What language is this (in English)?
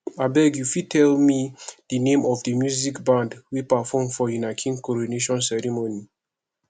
Nigerian Pidgin